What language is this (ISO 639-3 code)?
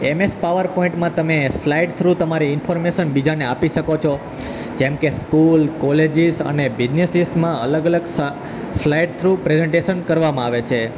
guj